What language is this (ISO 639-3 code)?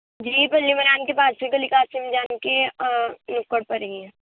urd